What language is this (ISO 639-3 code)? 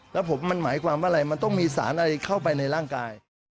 tha